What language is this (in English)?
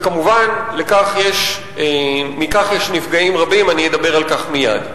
Hebrew